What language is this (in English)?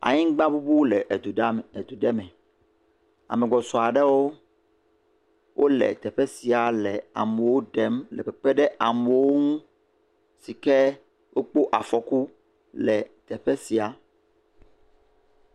Ewe